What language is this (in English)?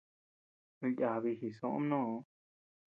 Tepeuxila Cuicatec